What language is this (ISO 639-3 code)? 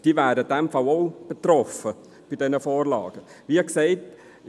gsw